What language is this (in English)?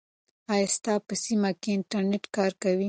Pashto